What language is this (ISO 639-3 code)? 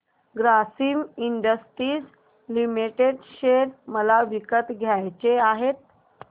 mar